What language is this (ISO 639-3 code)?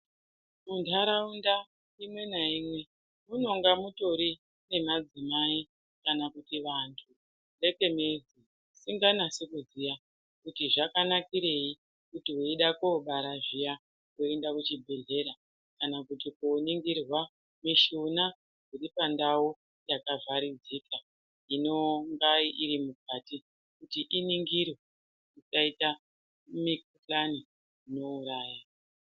ndc